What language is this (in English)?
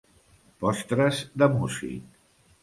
Catalan